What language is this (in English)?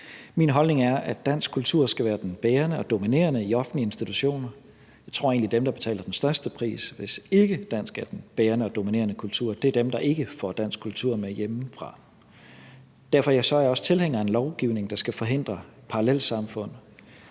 Danish